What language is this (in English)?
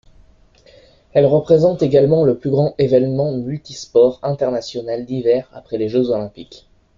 French